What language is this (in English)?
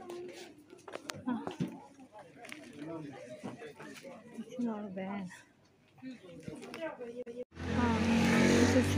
Arabic